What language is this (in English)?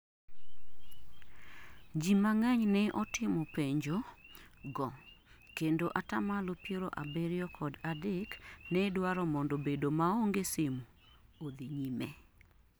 Luo (Kenya and Tanzania)